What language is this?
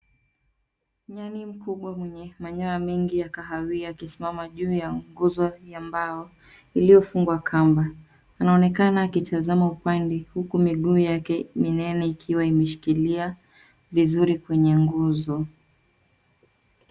Swahili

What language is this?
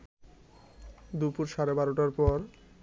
Bangla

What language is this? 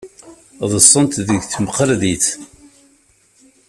Kabyle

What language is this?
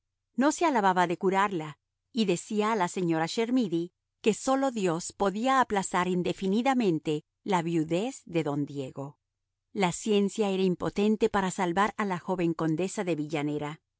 Spanish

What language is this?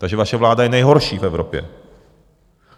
Czech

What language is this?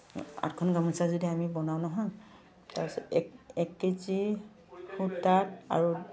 Assamese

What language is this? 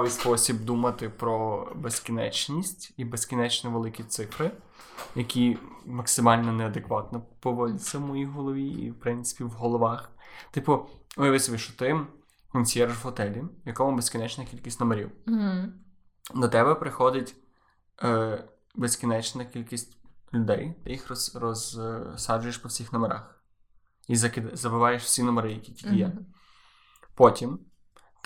Ukrainian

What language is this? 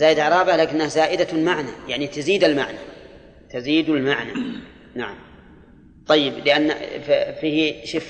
Arabic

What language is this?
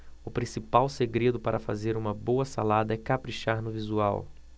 Portuguese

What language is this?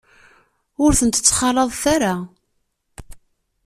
Kabyle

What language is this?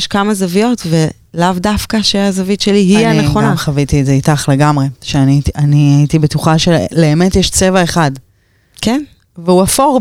Hebrew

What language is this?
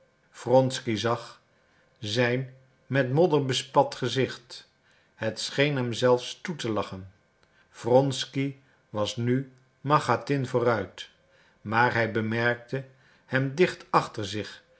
Dutch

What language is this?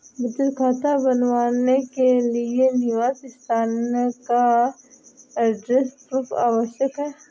Hindi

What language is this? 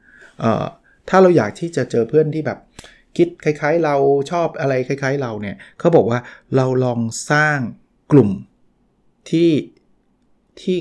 Thai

